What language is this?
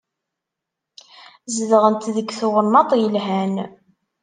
Kabyle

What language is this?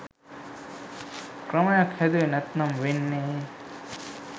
Sinhala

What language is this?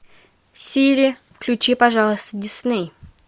Russian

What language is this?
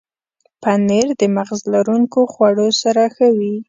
Pashto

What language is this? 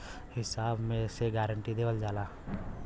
Bhojpuri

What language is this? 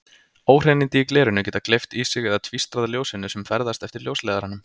Icelandic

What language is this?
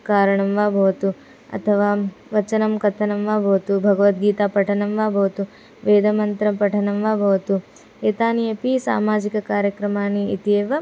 Sanskrit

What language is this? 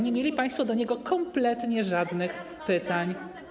Polish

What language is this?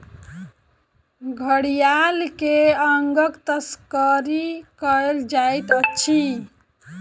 Maithili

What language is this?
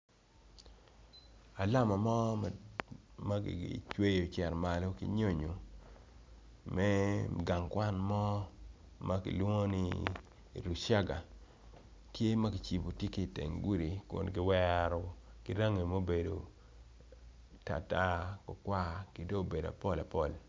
Acoli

